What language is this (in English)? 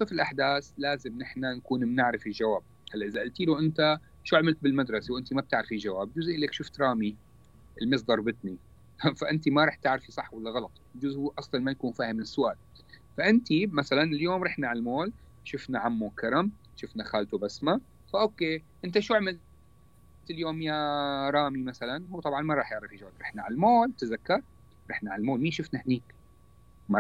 Arabic